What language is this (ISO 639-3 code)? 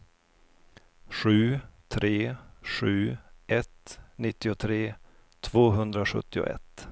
swe